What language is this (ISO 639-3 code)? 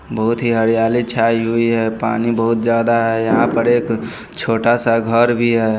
hin